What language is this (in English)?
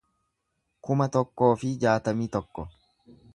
Oromo